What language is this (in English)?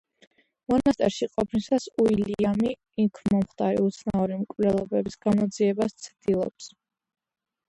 Georgian